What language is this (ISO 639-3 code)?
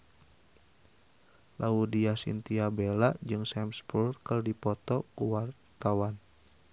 sun